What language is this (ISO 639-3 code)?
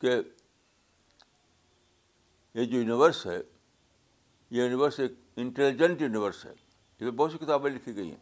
urd